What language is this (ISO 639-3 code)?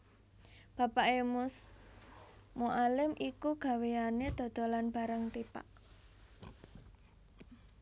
jav